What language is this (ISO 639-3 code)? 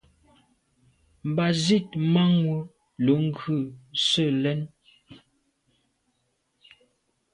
byv